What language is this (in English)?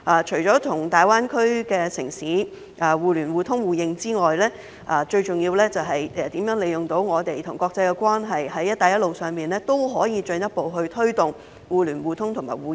Cantonese